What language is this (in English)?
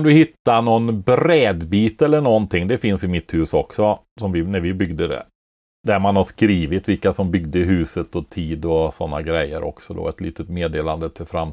Swedish